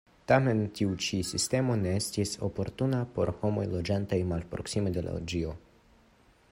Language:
Esperanto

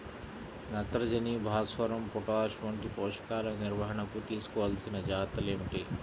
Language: Telugu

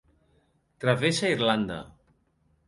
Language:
Catalan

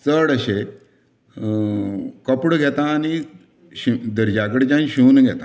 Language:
Konkani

